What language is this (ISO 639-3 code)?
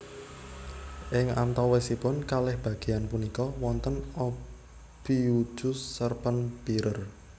jav